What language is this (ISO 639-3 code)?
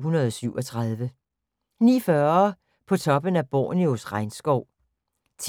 dan